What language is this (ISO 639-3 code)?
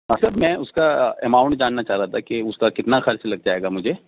urd